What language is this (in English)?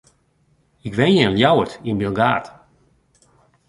Western Frisian